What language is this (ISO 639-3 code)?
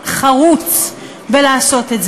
heb